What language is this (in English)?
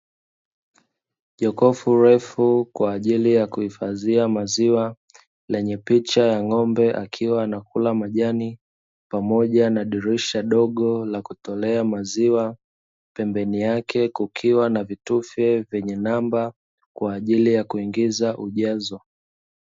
Swahili